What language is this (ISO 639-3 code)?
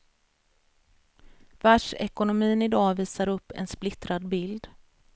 swe